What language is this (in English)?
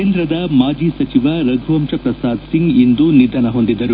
Kannada